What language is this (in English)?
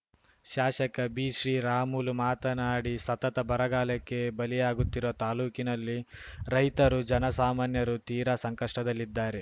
Kannada